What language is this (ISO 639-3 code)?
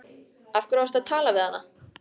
isl